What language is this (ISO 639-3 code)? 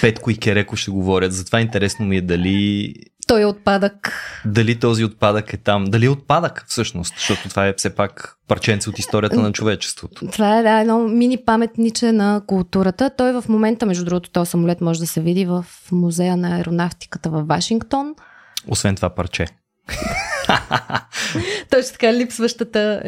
bul